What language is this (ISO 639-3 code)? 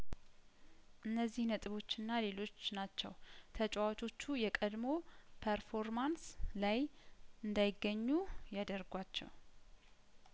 amh